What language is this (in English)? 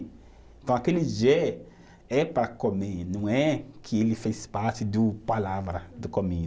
Portuguese